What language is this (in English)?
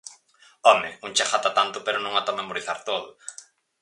Galician